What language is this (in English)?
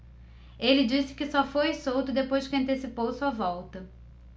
Portuguese